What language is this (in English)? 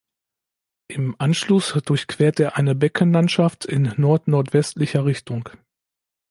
German